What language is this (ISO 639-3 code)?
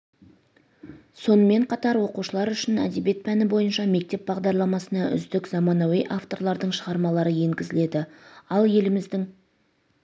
kaz